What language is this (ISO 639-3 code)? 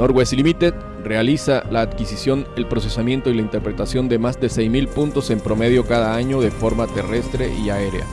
spa